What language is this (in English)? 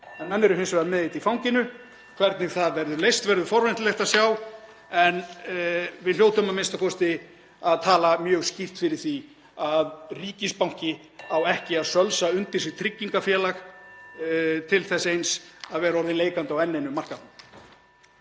Icelandic